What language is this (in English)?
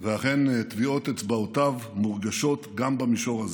Hebrew